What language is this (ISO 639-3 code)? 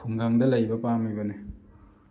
mni